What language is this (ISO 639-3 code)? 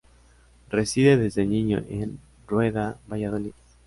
spa